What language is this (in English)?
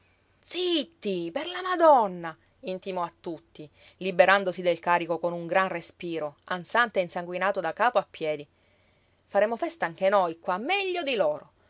Italian